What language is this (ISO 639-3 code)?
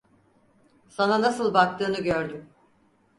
tur